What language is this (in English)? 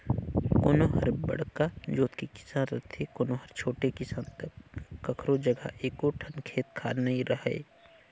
Chhattisgarhi